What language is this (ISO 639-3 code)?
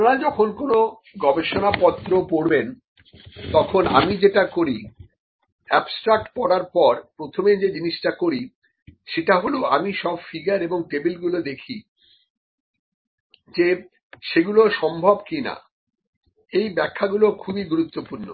ben